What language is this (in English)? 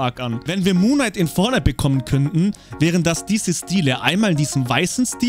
German